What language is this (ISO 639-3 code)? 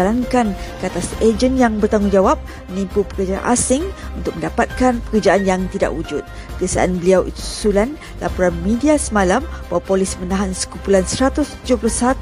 msa